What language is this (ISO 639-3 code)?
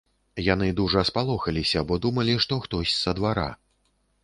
bel